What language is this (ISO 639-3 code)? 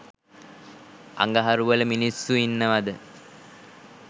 sin